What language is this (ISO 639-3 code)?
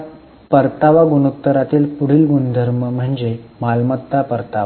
mar